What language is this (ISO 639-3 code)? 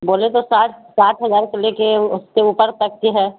urd